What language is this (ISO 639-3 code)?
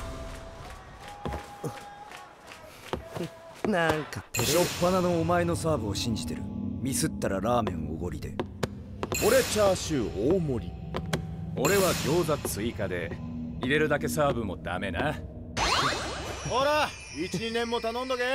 jpn